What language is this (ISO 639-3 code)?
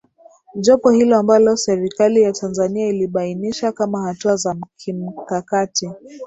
swa